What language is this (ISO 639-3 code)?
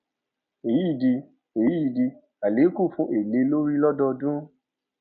yor